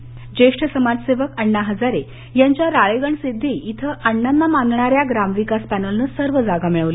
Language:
Marathi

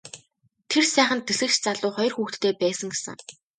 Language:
Mongolian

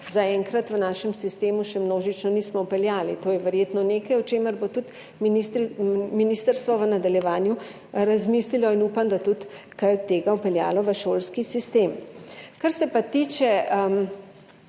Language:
Slovenian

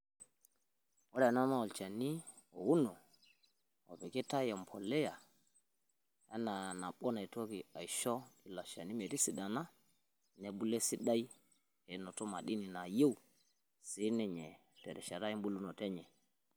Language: Masai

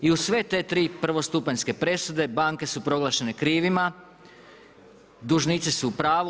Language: Croatian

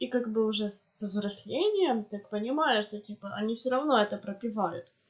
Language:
Russian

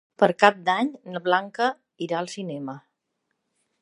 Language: Catalan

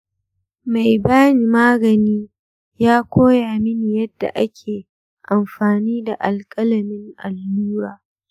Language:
Hausa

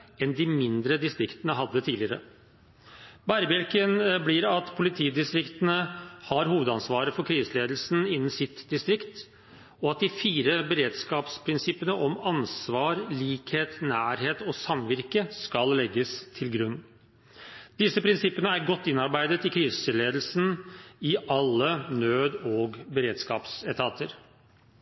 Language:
Norwegian Bokmål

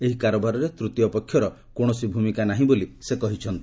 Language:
Odia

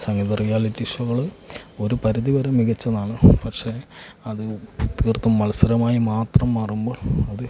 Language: Malayalam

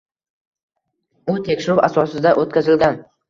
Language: Uzbek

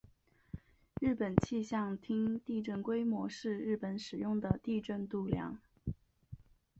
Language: Chinese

